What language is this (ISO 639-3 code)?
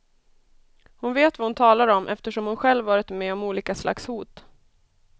swe